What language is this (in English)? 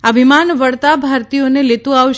Gujarati